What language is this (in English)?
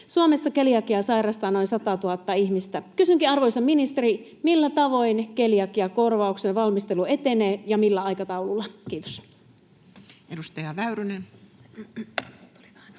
Finnish